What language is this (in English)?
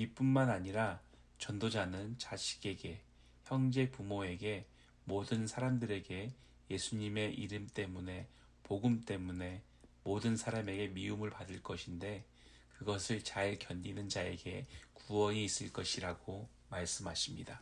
Korean